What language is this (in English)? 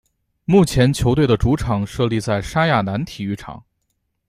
Chinese